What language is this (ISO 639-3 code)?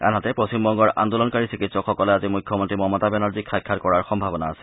asm